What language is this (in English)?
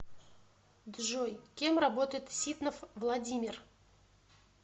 Russian